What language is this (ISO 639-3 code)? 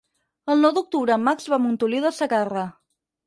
cat